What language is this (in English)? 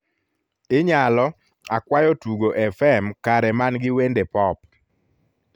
Luo (Kenya and Tanzania)